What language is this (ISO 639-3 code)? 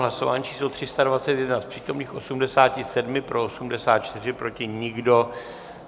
ces